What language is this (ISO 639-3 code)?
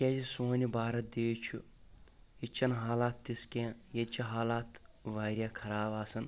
kas